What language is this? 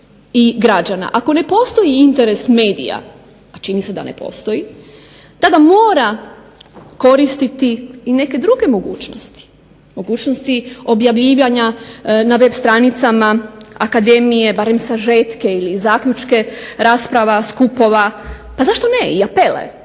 Croatian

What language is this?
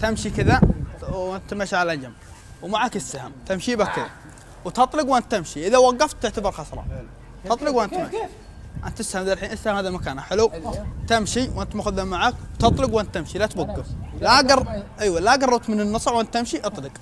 Arabic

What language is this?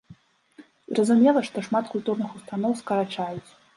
Belarusian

